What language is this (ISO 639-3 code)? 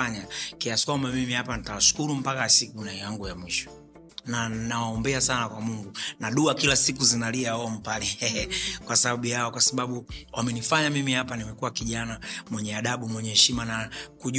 swa